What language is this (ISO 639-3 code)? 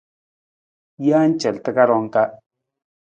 nmz